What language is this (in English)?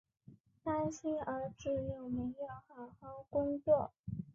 Chinese